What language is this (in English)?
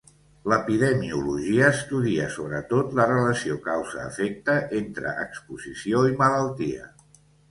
Catalan